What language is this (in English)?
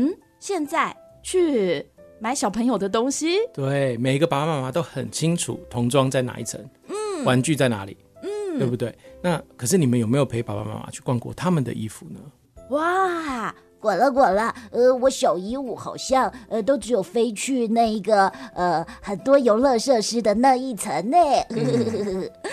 Chinese